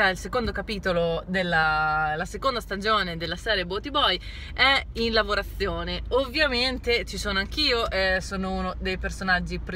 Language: Italian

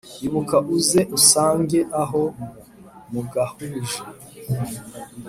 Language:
Kinyarwanda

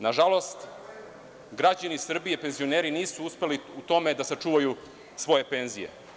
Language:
Serbian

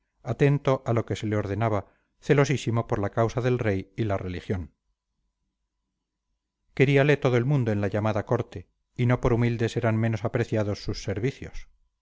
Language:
Spanish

